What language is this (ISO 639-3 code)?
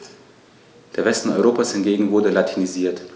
deu